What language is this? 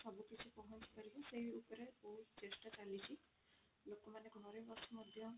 Odia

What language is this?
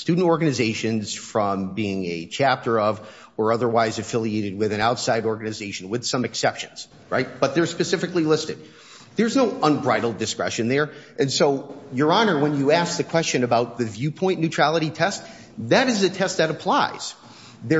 English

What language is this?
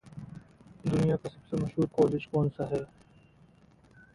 Hindi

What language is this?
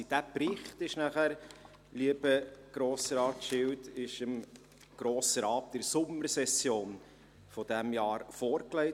Swiss German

